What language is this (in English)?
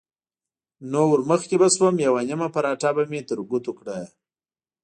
Pashto